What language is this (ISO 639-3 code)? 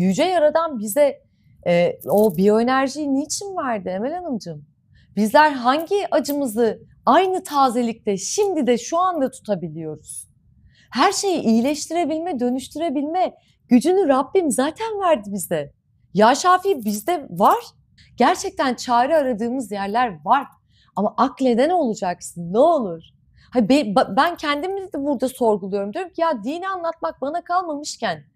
tur